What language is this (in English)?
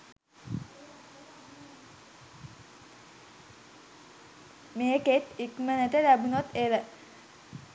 Sinhala